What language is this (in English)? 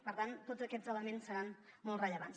Catalan